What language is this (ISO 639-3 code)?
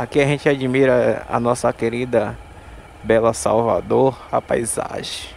por